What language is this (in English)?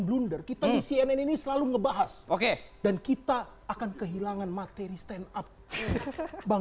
Indonesian